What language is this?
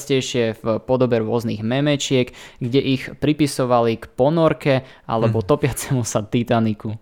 Slovak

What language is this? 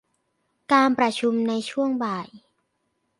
Thai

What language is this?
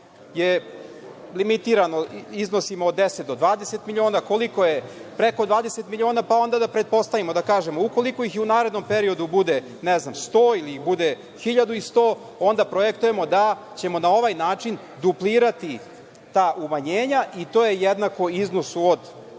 Serbian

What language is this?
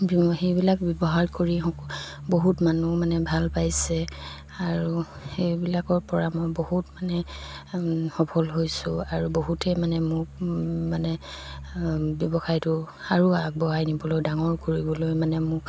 Assamese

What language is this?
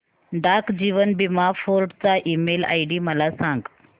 Marathi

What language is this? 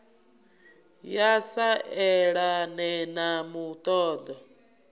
Venda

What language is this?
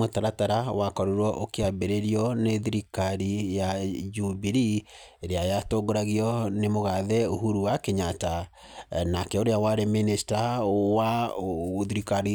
Kikuyu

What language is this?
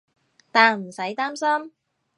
Cantonese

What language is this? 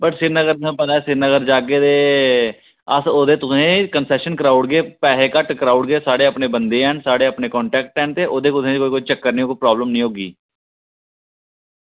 Dogri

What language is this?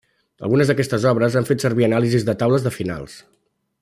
Catalan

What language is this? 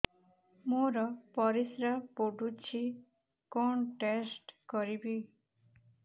Odia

